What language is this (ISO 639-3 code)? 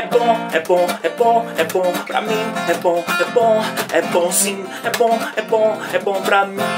por